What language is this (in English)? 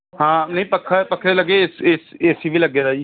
Punjabi